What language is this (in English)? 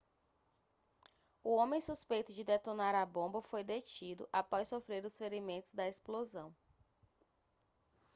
Portuguese